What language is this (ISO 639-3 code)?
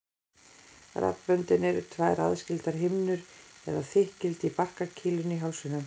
isl